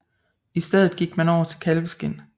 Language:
Danish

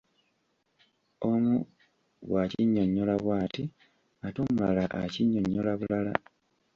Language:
Ganda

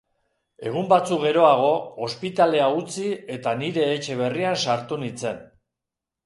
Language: Basque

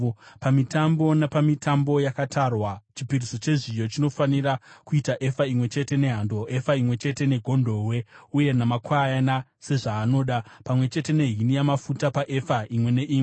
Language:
Shona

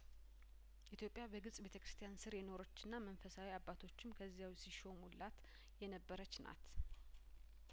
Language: Amharic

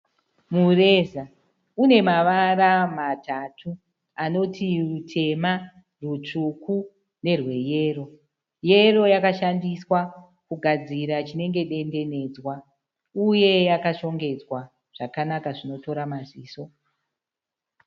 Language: Shona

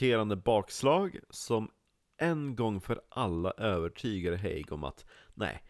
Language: Swedish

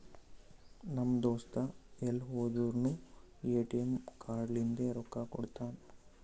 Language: Kannada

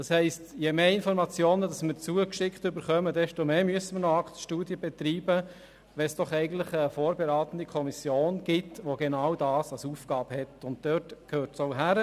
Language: Swiss German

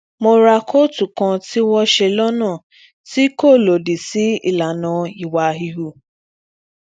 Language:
Yoruba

